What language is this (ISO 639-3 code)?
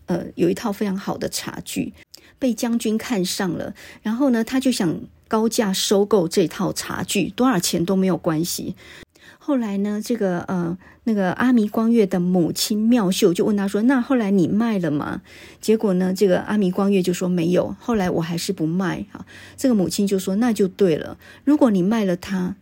zho